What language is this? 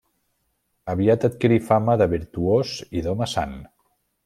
Catalan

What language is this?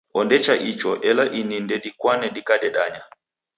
Taita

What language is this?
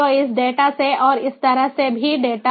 Hindi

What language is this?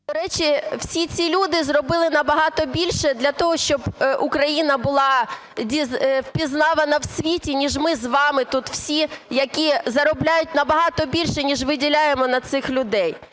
Ukrainian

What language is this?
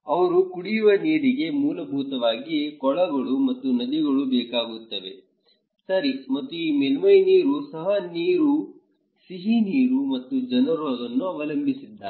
Kannada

